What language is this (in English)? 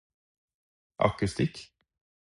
Norwegian Bokmål